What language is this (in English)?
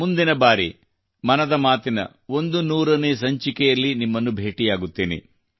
Kannada